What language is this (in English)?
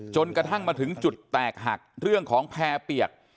Thai